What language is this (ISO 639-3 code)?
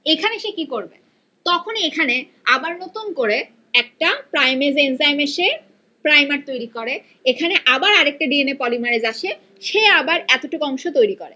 ben